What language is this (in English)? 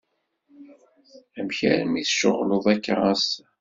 Kabyle